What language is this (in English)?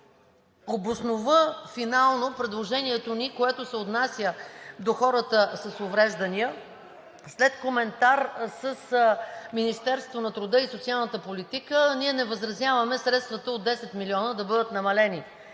Bulgarian